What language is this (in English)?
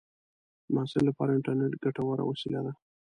Pashto